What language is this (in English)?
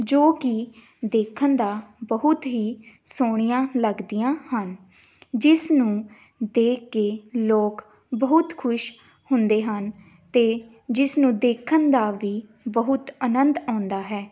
Punjabi